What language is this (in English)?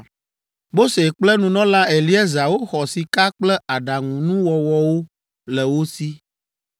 Ewe